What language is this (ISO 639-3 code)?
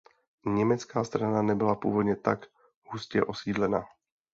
ces